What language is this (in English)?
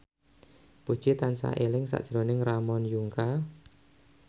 Javanese